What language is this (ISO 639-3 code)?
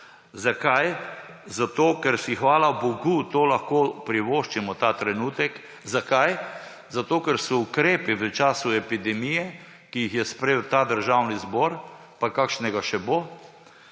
slv